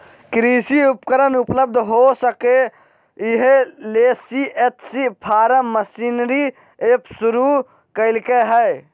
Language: Magahi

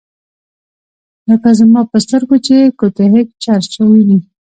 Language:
Pashto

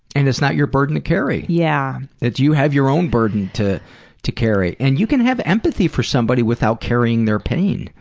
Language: English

